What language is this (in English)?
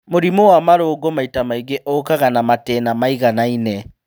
Kikuyu